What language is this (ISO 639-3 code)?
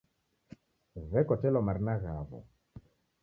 dav